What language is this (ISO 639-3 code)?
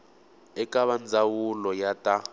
tso